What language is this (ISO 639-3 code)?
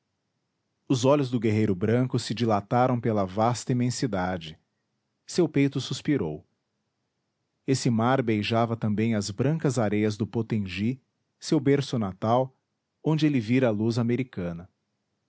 por